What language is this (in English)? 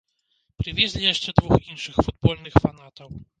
Belarusian